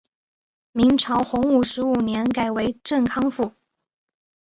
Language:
Chinese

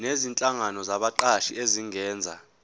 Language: Zulu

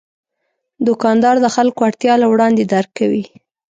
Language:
Pashto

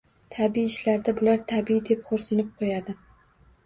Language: Uzbek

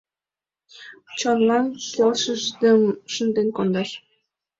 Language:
Mari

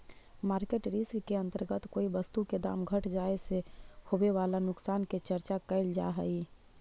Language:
Magahi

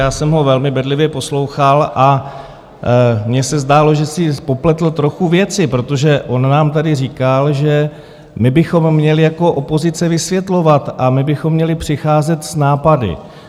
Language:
Czech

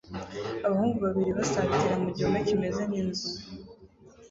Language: Kinyarwanda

